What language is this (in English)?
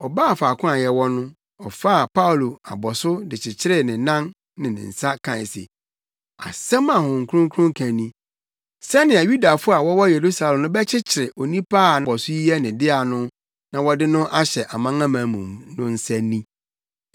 Akan